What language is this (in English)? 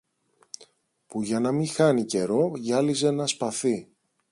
Greek